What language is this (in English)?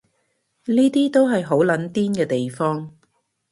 Cantonese